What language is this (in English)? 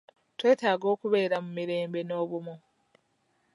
Ganda